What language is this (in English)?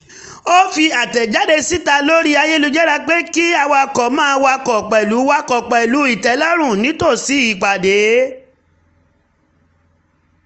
Yoruba